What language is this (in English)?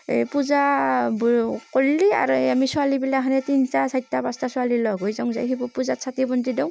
Assamese